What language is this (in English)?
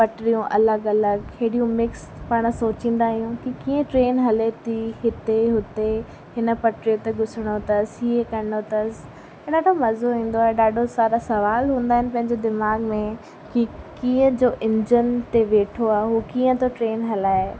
Sindhi